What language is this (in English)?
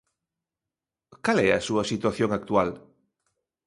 Galician